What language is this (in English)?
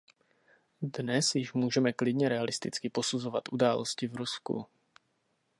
Czech